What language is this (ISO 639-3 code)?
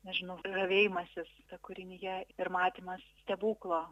lit